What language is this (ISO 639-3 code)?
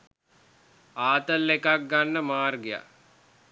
sin